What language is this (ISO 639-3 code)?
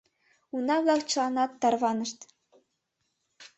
chm